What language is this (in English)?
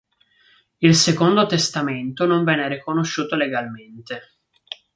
Italian